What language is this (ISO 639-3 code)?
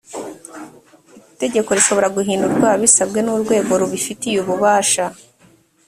kin